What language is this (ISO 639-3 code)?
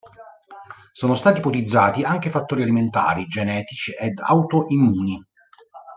ita